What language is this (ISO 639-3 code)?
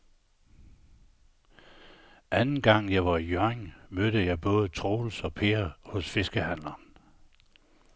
dan